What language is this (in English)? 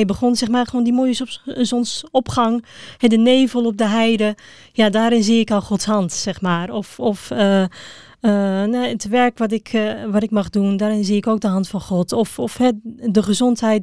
Dutch